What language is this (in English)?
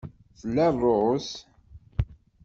Kabyle